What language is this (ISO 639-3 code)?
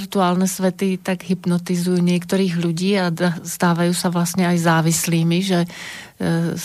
slk